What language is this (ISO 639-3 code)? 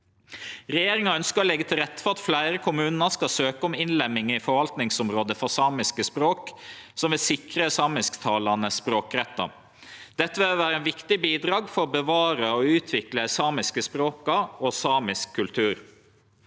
nor